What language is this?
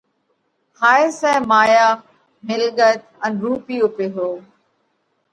Parkari Koli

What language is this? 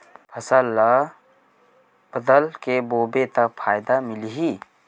Chhattisgarhi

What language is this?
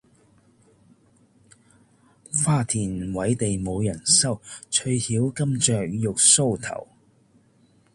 Cantonese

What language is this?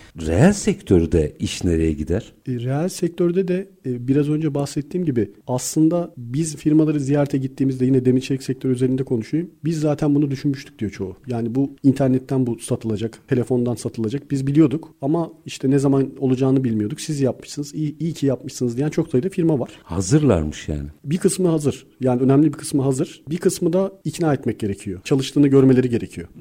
Turkish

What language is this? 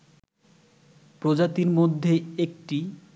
Bangla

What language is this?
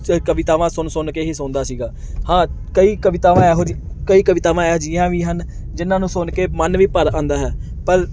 Punjabi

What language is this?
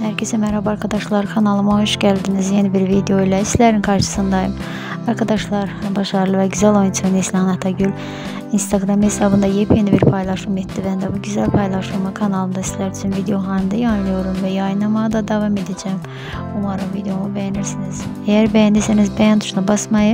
Turkish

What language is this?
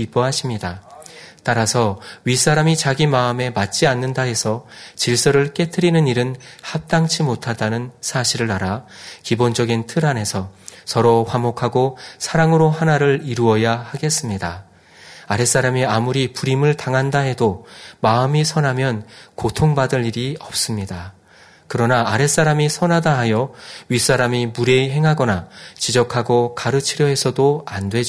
Korean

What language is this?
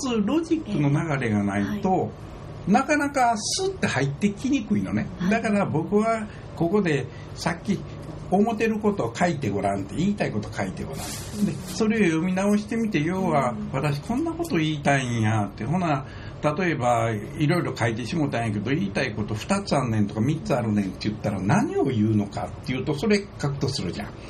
Japanese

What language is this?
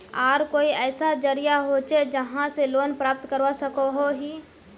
Magahi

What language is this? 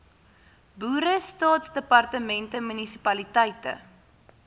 Afrikaans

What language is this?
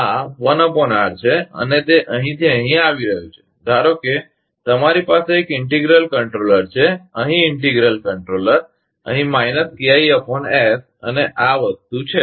Gujarati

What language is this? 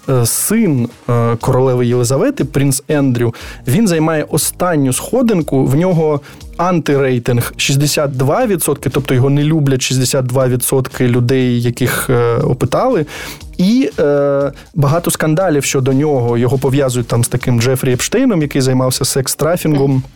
Ukrainian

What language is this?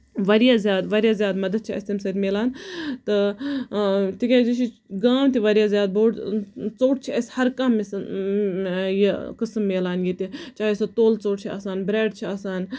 Kashmiri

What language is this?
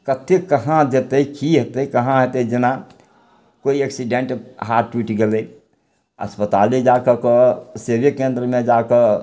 Maithili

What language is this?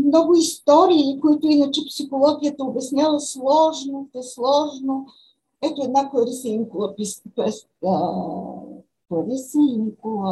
Bulgarian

